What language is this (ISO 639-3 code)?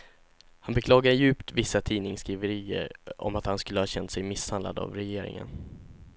swe